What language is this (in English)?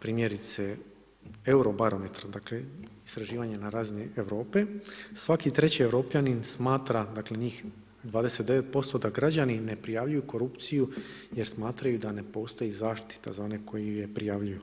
Croatian